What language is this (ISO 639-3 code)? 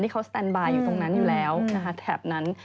tha